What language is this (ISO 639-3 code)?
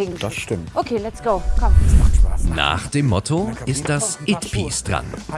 deu